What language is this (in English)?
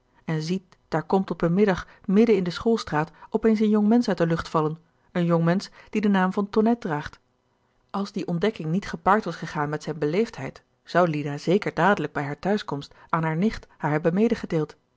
Dutch